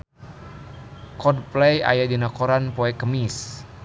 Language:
Sundanese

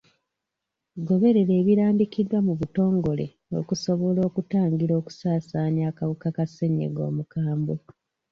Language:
Ganda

